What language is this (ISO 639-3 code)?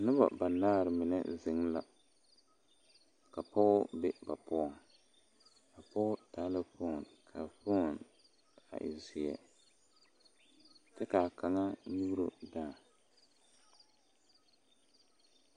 dga